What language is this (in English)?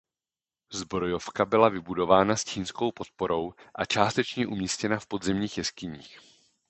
Czech